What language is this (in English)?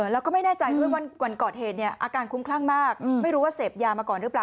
Thai